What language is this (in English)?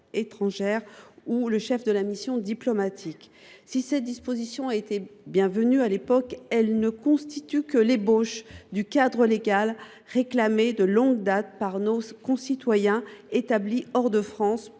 French